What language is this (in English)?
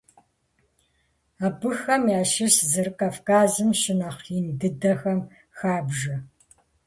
Kabardian